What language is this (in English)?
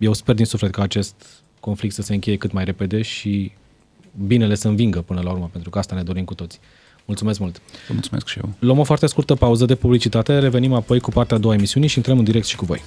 Romanian